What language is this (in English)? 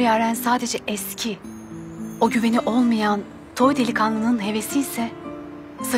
Turkish